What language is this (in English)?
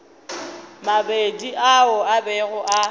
Northern Sotho